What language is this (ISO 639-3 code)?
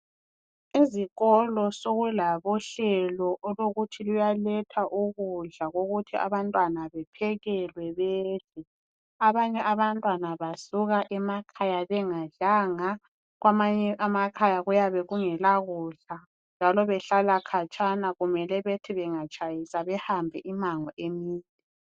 nde